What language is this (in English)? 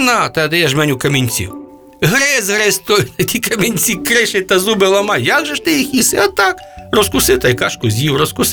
Ukrainian